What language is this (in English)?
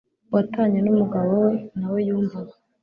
Kinyarwanda